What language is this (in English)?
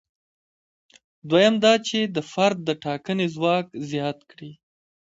Pashto